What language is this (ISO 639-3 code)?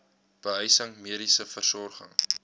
afr